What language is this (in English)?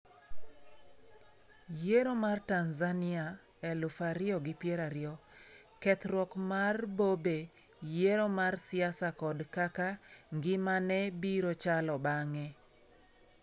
Luo (Kenya and Tanzania)